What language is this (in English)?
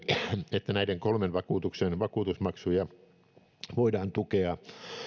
Finnish